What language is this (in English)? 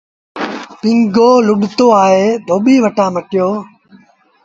Sindhi Bhil